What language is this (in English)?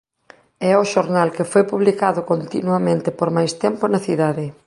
Galician